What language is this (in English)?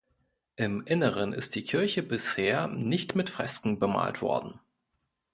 German